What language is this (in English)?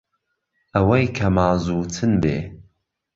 Central Kurdish